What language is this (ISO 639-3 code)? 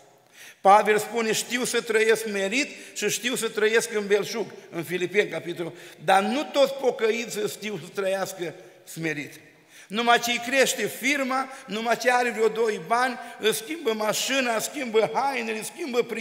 ron